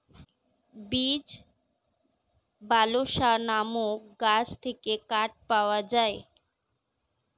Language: Bangla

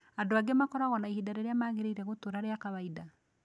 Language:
Kikuyu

